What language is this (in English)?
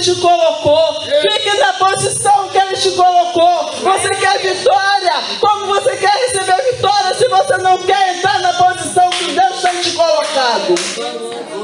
Portuguese